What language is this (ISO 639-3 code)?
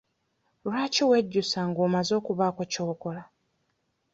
lug